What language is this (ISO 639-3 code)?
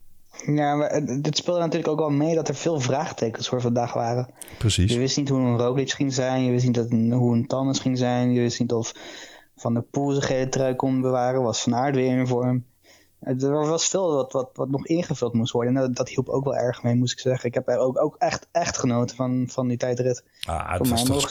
nld